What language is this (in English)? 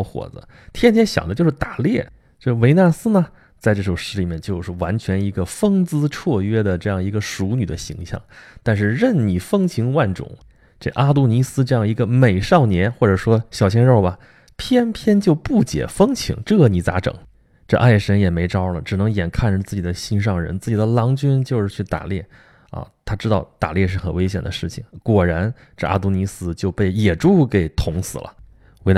Chinese